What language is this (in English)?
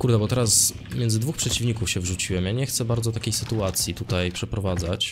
Polish